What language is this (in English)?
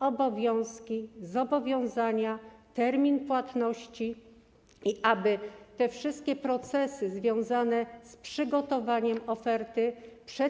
Polish